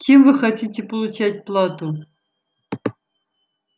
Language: Russian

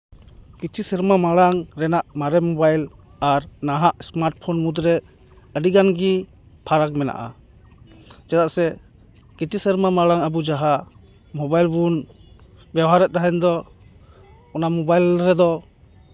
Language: Santali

